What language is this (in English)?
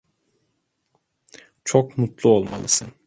Turkish